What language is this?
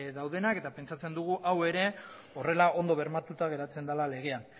Basque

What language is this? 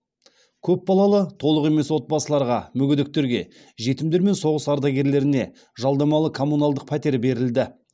Kazakh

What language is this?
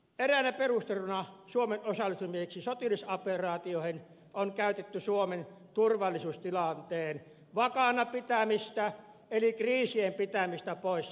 Finnish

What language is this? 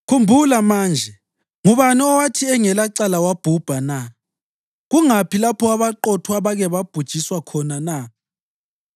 North Ndebele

